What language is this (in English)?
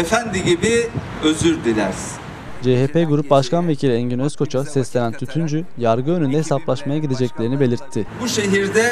Turkish